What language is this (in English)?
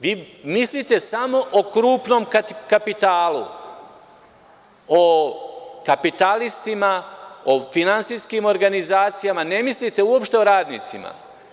Serbian